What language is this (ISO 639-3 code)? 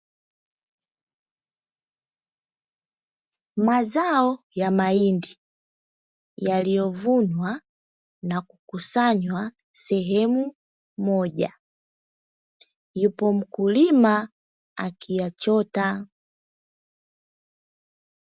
swa